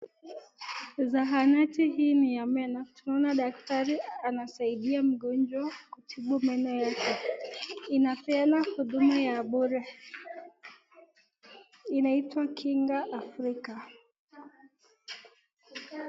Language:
Swahili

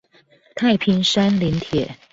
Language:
Chinese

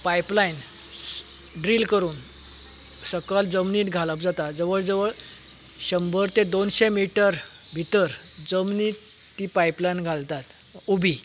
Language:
Konkani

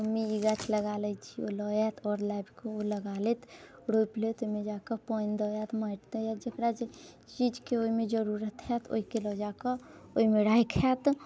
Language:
Maithili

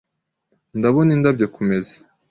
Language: Kinyarwanda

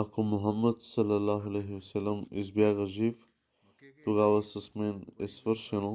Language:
Bulgarian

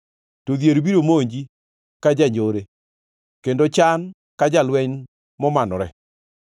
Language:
Luo (Kenya and Tanzania)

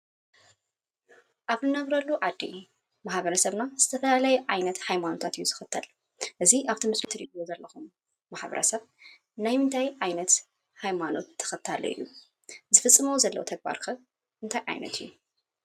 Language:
Tigrinya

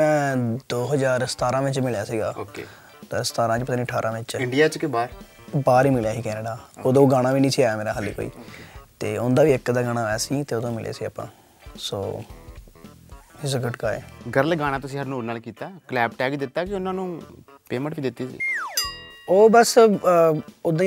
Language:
Punjabi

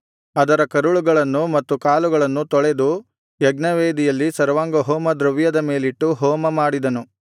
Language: Kannada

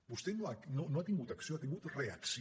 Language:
Catalan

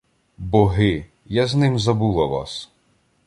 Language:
Ukrainian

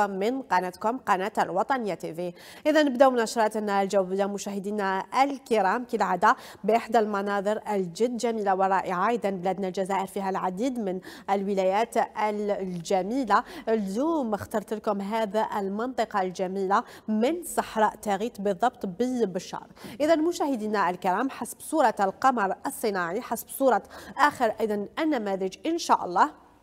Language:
Arabic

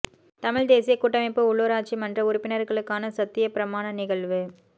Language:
Tamil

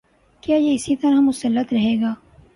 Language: Urdu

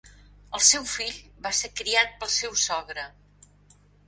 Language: Catalan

